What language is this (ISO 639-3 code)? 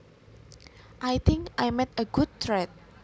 jav